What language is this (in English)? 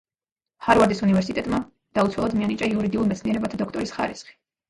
Georgian